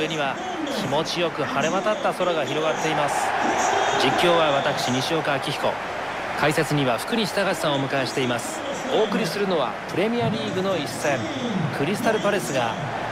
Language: Japanese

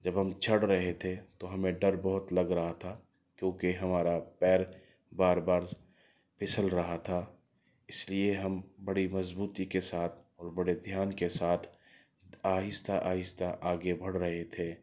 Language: Urdu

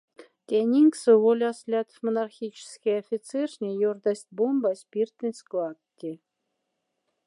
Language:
Moksha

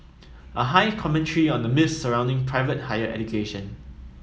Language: English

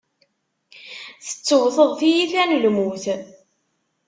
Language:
Kabyle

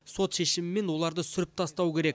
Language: Kazakh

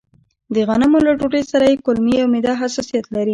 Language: Pashto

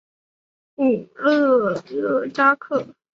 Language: Chinese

